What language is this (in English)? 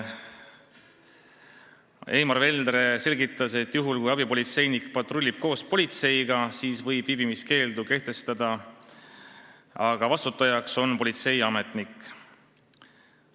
Estonian